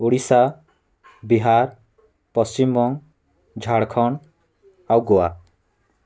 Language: Odia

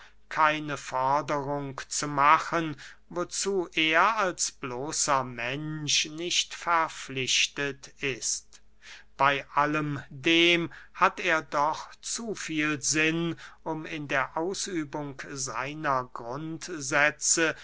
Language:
German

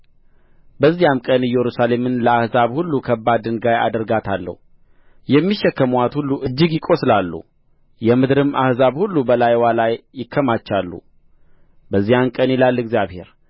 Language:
Amharic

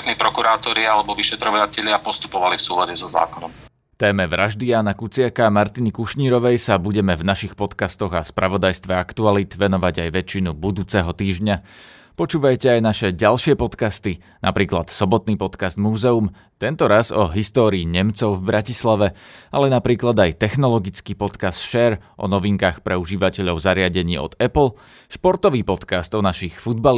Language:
Slovak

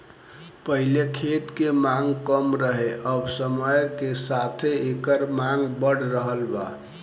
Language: Bhojpuri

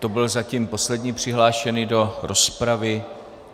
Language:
Czech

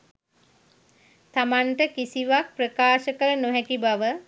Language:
Sinhala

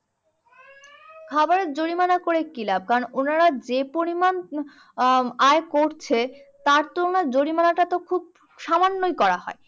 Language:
Bangla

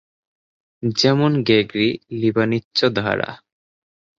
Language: Bangla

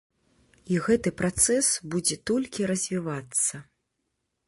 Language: Belarusian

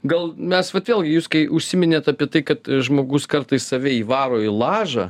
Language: Lithuanian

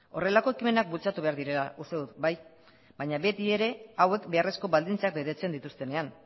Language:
Basque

